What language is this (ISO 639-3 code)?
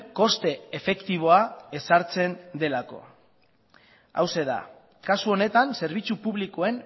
eus